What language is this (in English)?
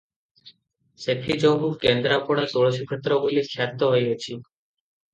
Odia